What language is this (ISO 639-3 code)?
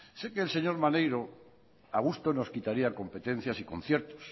spa